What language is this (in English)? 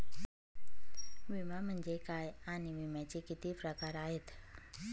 Marathi